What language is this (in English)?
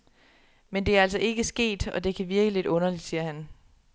Danish